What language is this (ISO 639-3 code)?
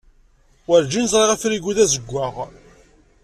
kab